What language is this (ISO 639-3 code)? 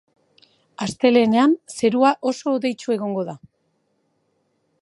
eus